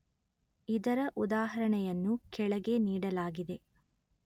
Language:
Kannada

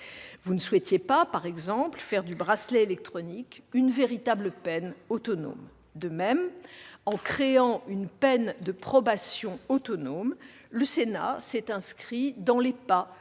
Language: French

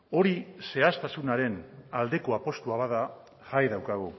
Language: Basque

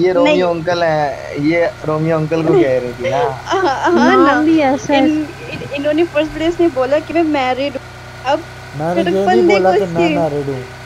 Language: Hindi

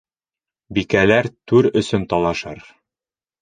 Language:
Bashkir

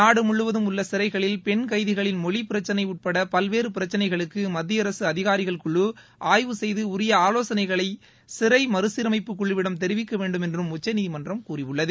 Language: Tamil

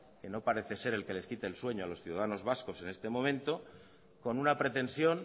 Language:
Spanish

